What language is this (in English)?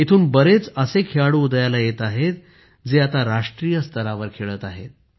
Marathi